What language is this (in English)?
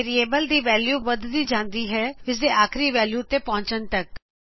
Punjabi